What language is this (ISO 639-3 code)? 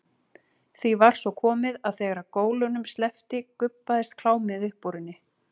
isl